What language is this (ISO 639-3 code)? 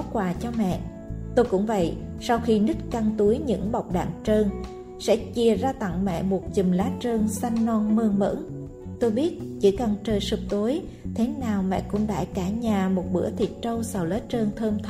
vie